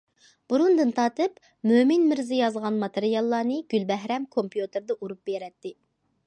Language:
Uyghur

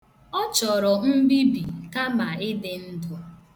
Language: Igbo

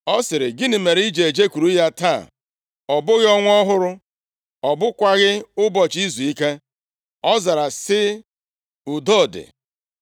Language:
Igbo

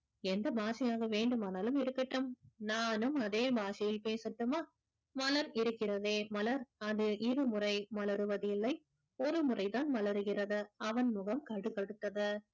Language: Tamil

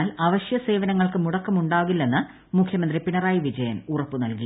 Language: Malayalam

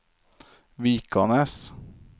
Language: Norwegian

